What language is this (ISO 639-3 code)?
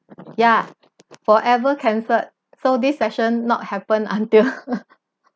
eng